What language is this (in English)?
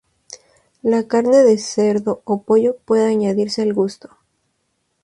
Spanish